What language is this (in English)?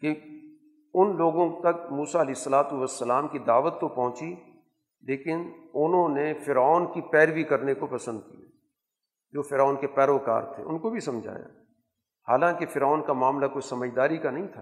Urdu